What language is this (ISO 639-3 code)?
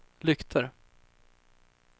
swe